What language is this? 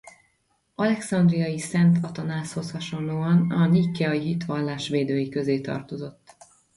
Hungarian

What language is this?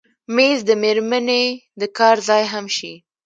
Pashto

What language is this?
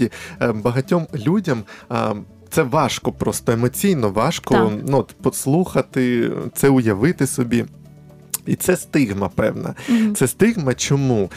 Ukrainian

